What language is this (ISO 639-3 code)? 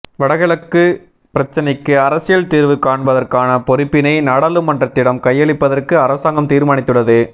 tam